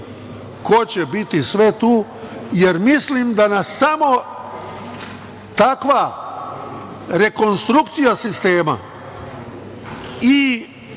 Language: Serbian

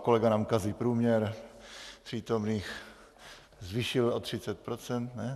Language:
Czech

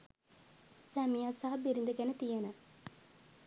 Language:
Sinhala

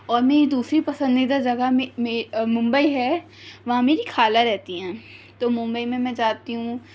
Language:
Urdu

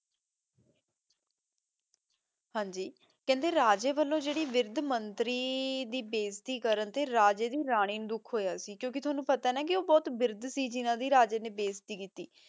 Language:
Punjabi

